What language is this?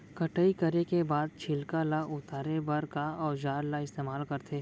Chhattisgarhi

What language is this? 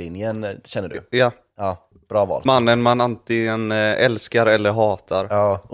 Swedish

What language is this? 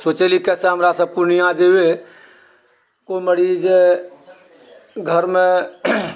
Maithili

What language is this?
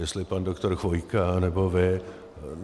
Czech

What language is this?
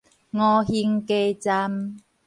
Min Nan Chinese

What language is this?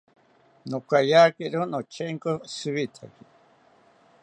South Ucayali Ashéninka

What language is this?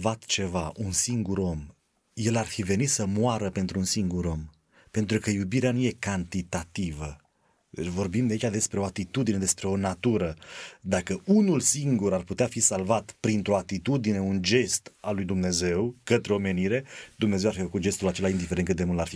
Romanian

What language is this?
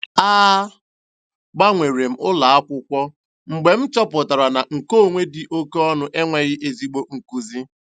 Igbo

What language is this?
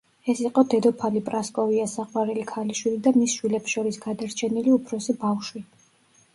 Georgian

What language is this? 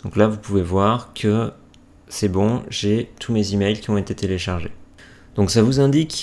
French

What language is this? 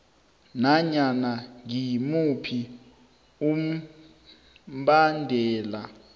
South Ndebele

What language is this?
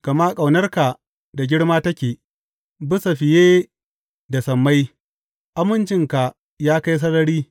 Hausa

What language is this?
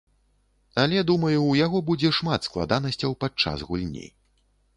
Belarusian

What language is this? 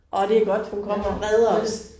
Danish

